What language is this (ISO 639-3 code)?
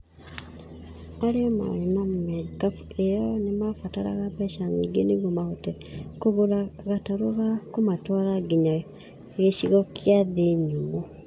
kik